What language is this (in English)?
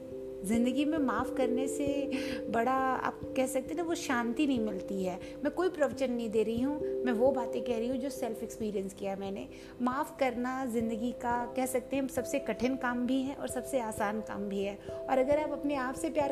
Hindi